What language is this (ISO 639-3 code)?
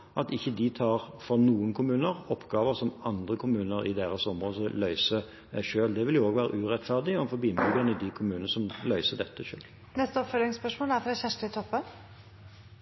nor